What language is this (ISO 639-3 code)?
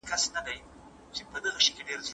pus